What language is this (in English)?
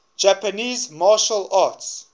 English